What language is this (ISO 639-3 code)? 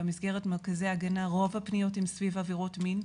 heb